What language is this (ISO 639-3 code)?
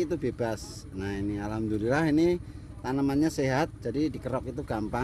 ind